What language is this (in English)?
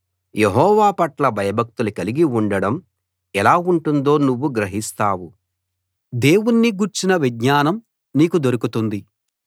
Telugu